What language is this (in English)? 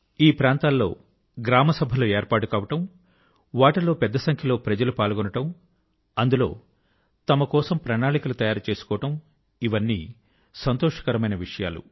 Telugu